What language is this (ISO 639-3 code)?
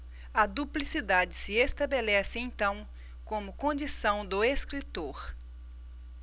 por